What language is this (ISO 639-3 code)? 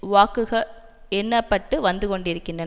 tam